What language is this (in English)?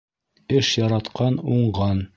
Bashkir